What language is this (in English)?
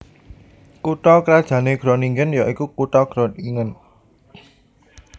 Javanese